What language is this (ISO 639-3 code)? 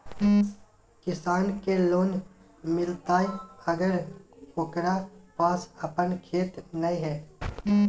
mag